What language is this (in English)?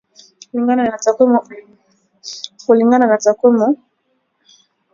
Swahili